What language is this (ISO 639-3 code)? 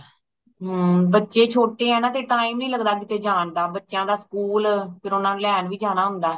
pan